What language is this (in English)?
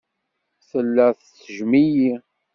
Kabyle